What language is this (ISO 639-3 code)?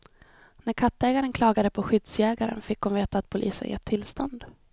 swe